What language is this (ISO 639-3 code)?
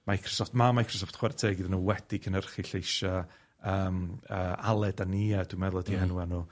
cym